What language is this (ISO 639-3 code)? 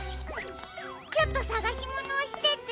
jpn